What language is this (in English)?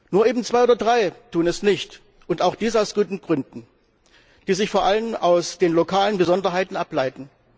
German